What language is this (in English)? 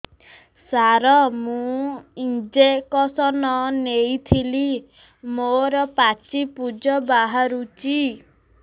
Odia